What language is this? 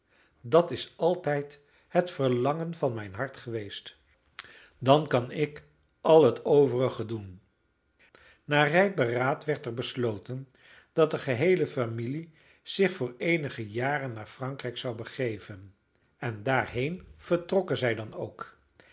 Dutch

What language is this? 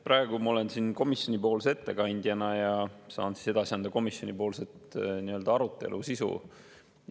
Estonian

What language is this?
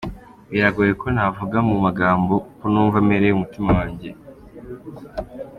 Kinyarwanda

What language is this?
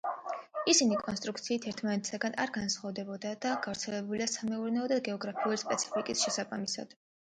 Georgian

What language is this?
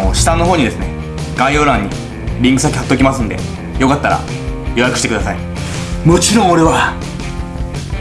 Japanese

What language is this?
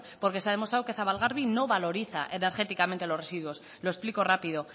Spanish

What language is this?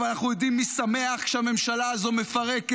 Hebrew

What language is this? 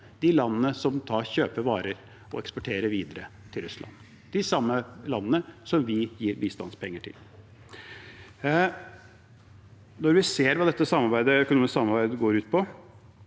Norwegian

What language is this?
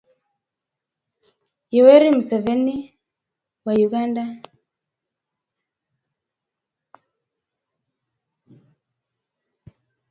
Swahili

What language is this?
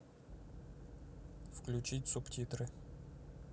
Russian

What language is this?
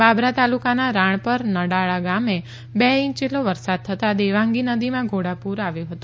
Gujarati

